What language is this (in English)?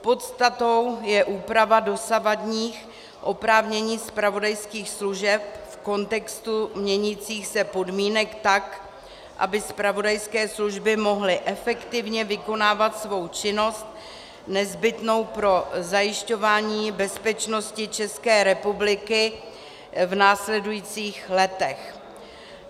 Czech